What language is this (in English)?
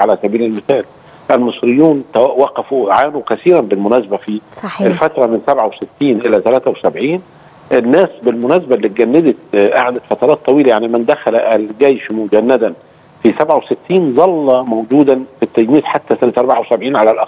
Arabic